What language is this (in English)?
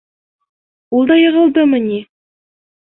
Bashkir